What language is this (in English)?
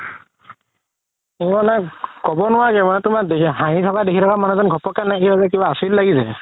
Assamese